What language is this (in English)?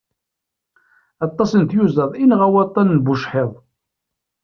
Kabyle